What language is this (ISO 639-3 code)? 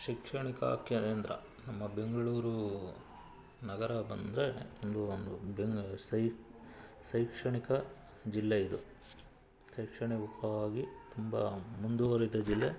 kan